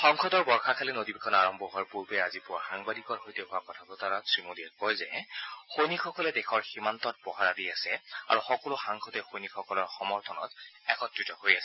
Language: Assamese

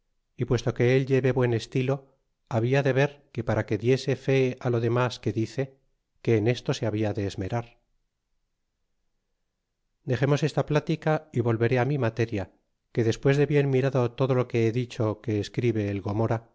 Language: Spanish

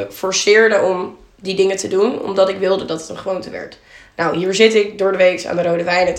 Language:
Dutch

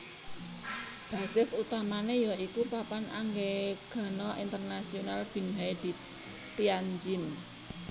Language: Javanese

